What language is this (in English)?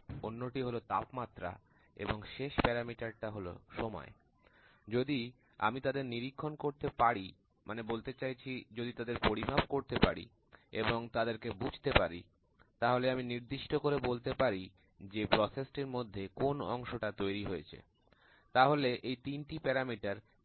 Bangla